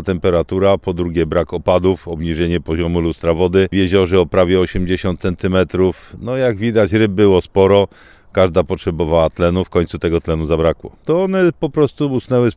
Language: Polish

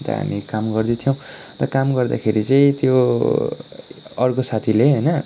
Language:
Nepali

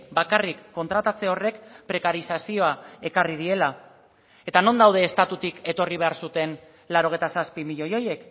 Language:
Basque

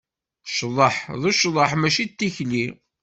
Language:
Kabyle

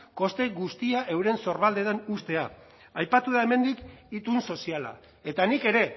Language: Basque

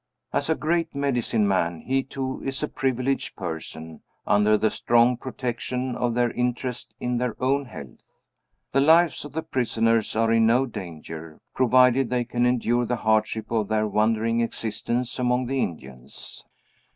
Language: English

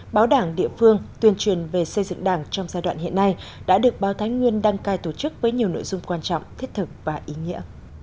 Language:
Vietnamese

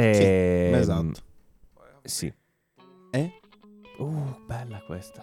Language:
Italian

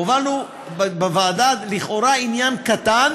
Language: Hebrew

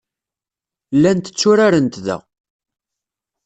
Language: Kabyle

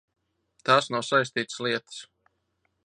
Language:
Latvian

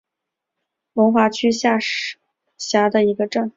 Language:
Chinese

